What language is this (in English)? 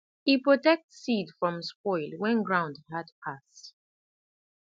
Nigerian Pidgin